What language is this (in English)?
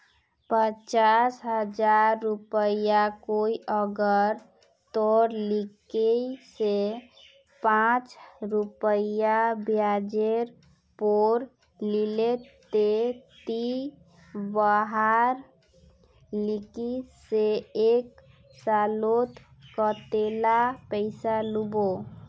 Magahi